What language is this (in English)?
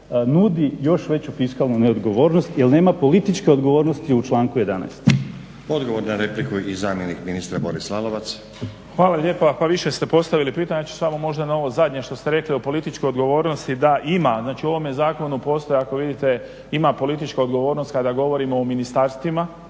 Croatian